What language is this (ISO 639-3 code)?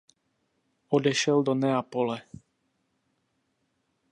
ces